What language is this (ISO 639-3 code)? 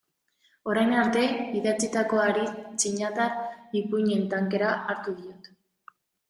eus